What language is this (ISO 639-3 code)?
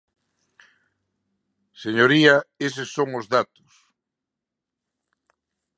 glg